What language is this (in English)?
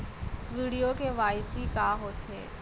Chhattisgarhi